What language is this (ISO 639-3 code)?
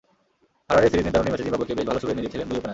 ben